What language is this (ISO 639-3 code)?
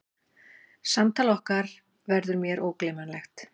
isl